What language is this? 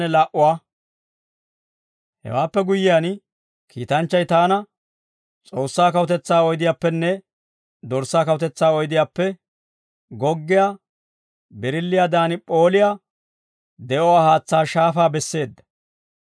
Dawro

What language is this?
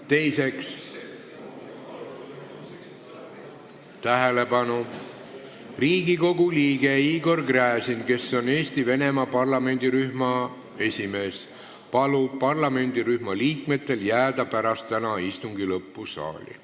Estonian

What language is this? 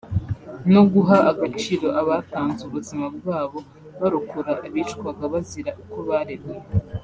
Kinyarwanda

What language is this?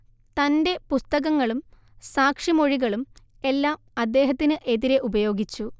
Malayalam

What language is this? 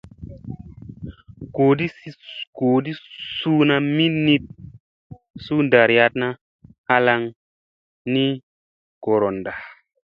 Musey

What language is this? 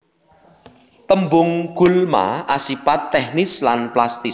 Javanese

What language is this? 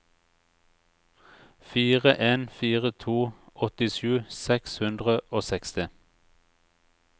Norwegian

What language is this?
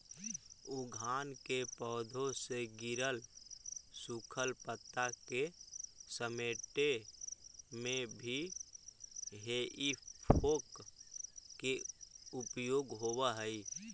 Magahi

